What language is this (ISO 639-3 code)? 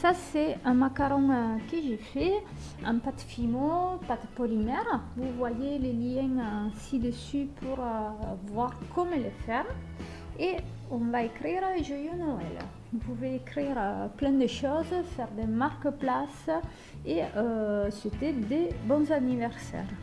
fra